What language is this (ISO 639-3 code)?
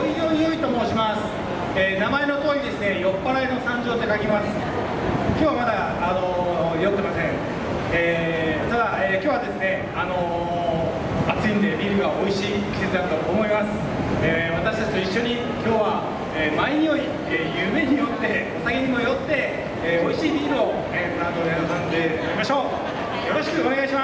jpn